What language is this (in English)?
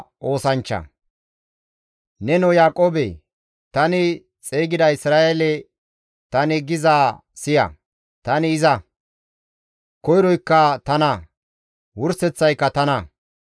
Gamo